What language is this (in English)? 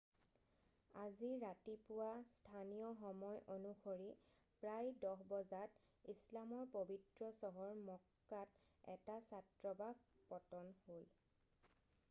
Assamese